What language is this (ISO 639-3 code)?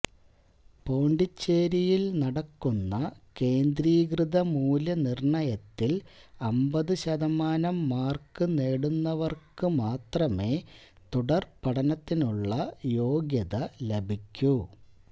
mal